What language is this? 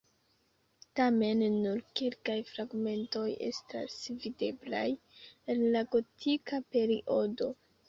Esperanto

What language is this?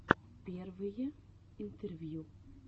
Russian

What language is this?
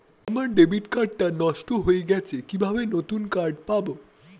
Bangla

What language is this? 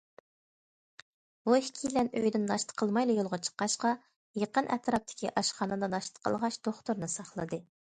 Uyghur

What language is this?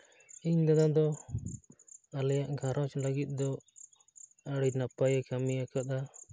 Santali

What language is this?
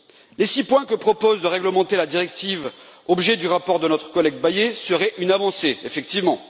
French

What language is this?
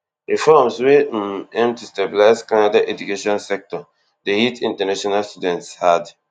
Nigerian Pidgin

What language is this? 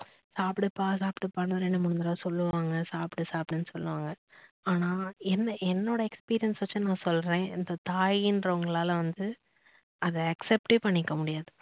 Tamil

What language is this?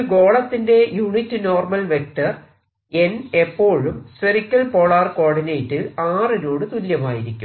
Malayalam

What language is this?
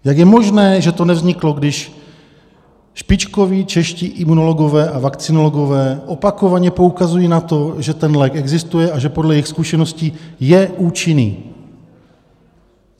Czech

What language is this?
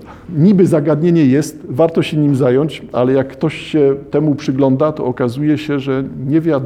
Polish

